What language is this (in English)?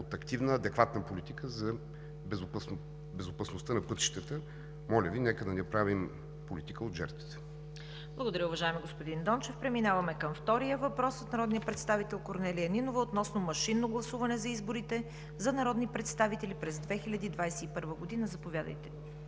Bulgarian